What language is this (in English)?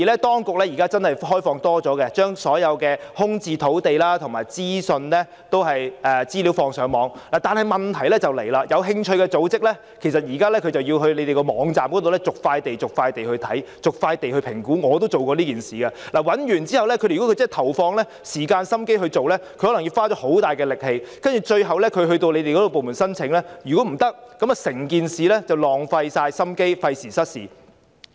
Cantonese